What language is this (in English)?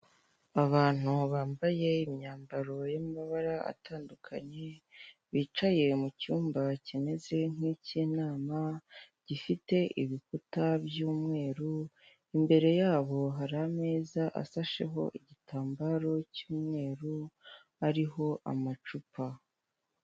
Kinyarwanda